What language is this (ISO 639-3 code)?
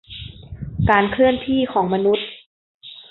tha